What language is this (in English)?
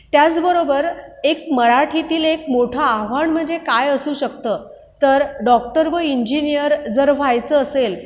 Marathi